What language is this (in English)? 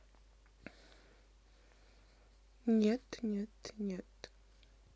Russian